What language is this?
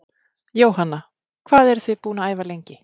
Icelandic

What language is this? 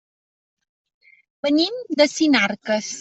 Catalan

